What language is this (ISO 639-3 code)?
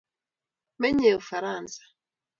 kln